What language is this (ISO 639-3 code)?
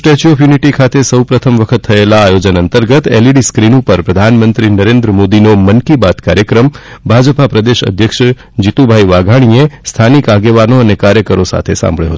guj